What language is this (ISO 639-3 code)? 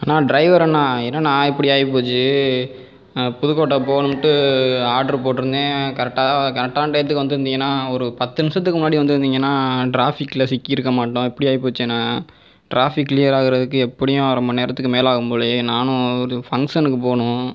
tam